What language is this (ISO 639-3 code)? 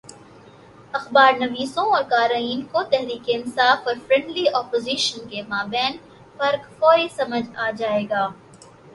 urd